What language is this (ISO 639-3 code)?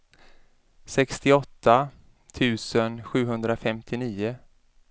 swe